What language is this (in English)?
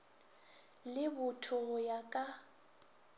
Northern Sotho